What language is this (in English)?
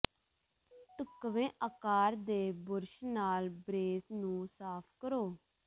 Punjabi